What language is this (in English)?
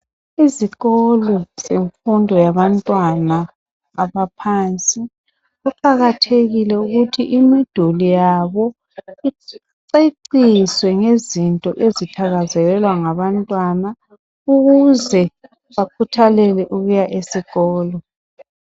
North Ndebele